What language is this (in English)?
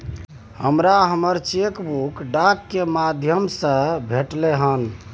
Maithili